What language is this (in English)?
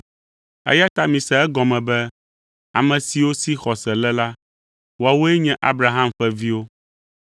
Ewe